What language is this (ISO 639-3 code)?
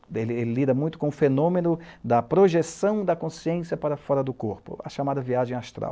por